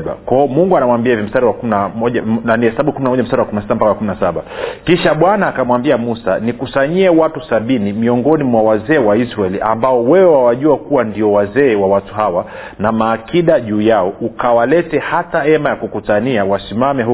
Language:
Swahili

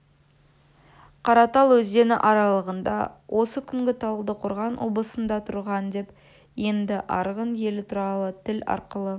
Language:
Kazakh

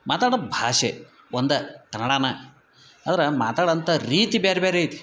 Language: Kannada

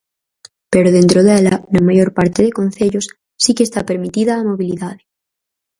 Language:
Galician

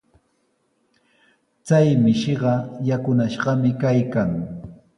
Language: Sihuas Ancash Quechua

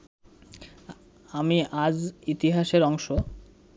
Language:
Bangla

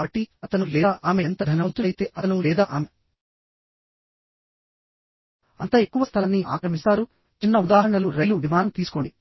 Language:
Telugu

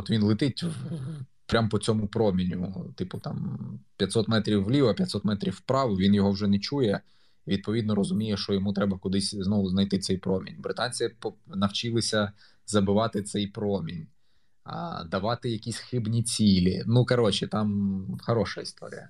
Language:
Ukrainian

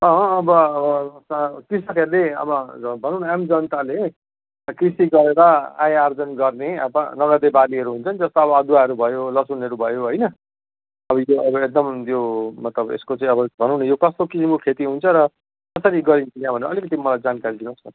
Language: Nepali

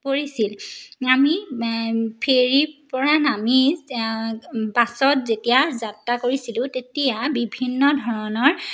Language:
Assamese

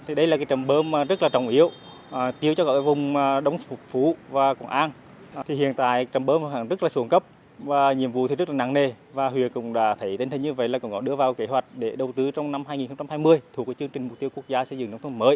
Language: Vietnamese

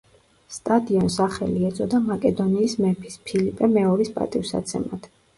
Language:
Georgian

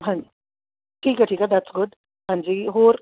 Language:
Punjabi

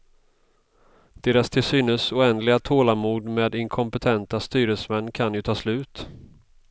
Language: Swedish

